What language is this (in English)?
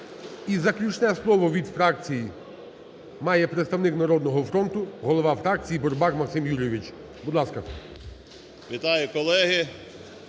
Ukrainian